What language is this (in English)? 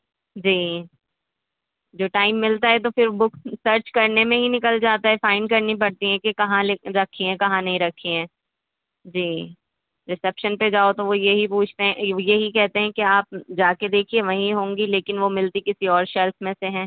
Urdu